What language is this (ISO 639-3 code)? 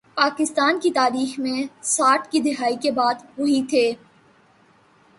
urd